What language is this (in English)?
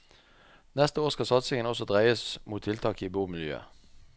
Norwegian